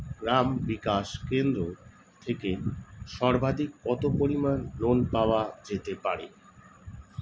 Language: Bangla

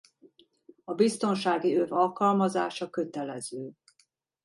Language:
Hungarian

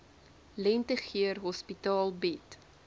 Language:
Afrikaans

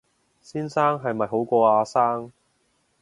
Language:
Cantonese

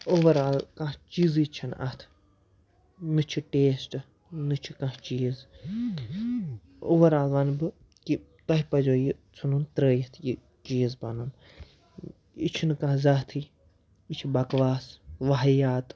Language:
Kashmiri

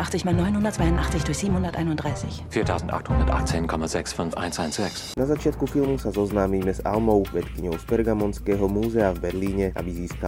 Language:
Slovak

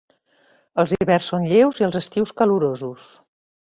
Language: Catalan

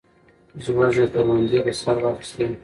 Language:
Pashto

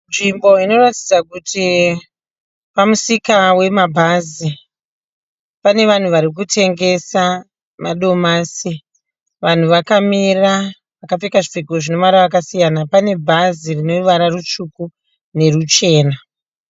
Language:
Shona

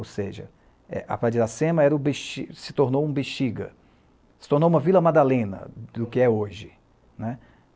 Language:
Portuguese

